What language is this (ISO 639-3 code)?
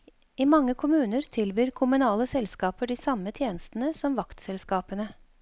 nor